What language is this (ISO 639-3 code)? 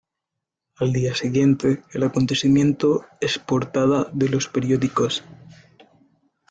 spa